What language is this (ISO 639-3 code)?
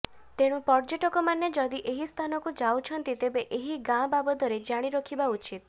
ori